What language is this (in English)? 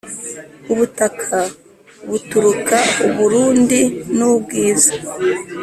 Kinyarwanda